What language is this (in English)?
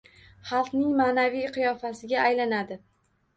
Uzbek